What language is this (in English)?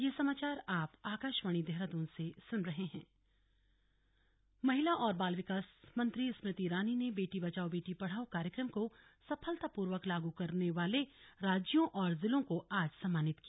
Hindi